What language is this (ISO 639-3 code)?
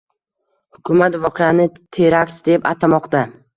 uzb